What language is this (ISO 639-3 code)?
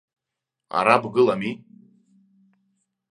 abk